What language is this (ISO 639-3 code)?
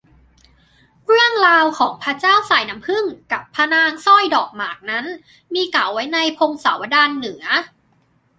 tha